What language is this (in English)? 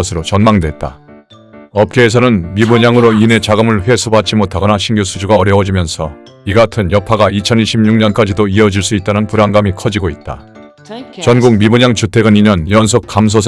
Korean